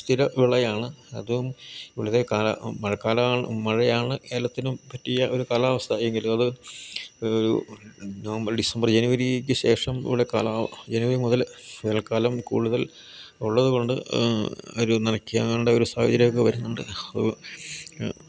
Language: Malayalam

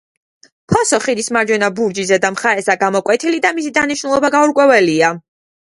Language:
Georgian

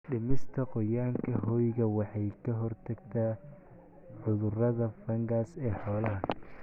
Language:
Somali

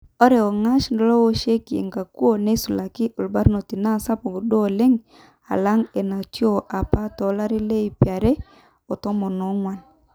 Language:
Masai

